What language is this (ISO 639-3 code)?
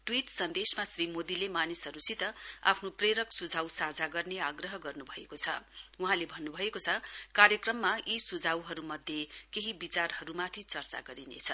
nep